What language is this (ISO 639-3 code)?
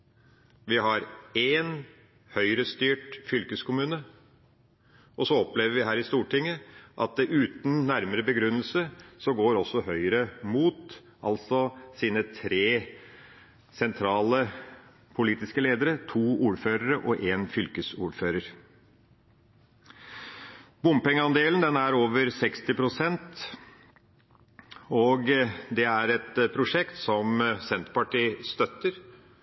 nob